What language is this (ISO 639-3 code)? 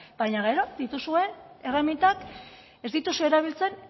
eus